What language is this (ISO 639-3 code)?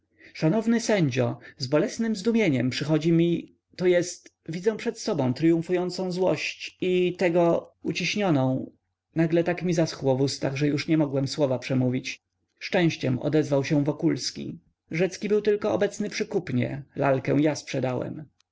pol